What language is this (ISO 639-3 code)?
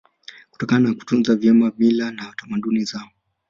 swa